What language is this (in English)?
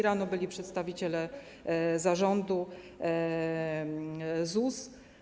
Polish